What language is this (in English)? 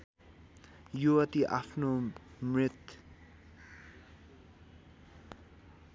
Nepali